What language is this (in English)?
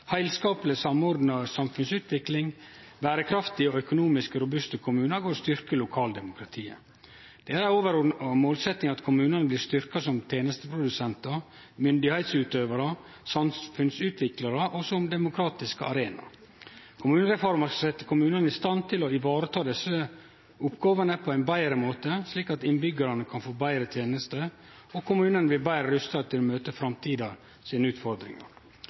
Norwegian Nynorsk